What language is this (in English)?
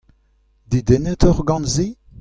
Breton